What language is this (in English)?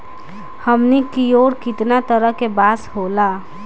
Bhojpuri